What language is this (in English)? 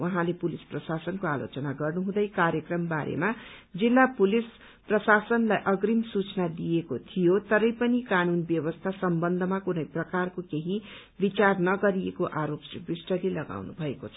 Nepali